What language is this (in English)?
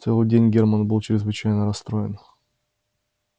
Russian